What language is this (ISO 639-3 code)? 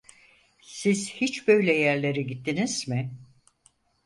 tur